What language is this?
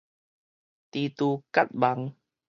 Min Nan Chinese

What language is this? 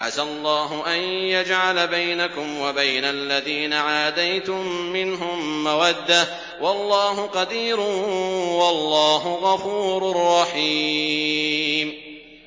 Arabic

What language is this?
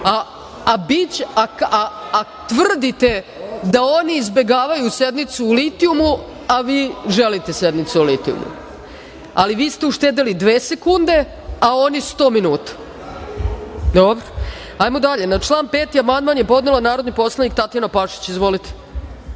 Serbian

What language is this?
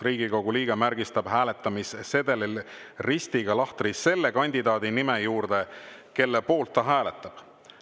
Estonian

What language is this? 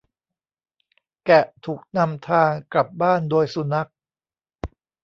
Thai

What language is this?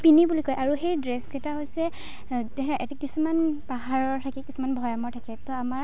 Assamese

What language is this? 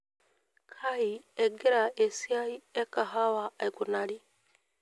Masai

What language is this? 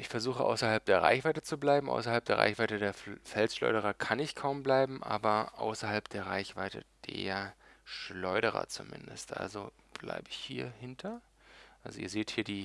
German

